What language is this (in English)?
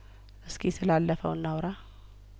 Amharic